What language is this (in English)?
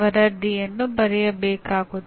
Kannada